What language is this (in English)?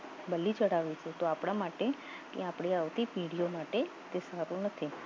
Gujarati